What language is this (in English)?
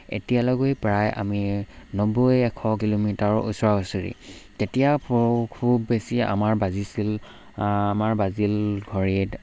Assamese